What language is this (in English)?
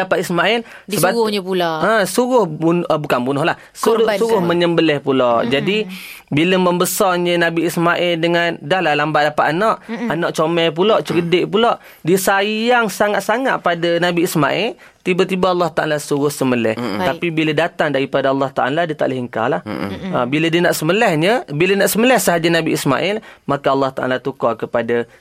Malay